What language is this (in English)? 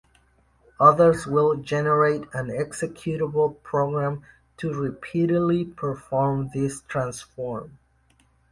English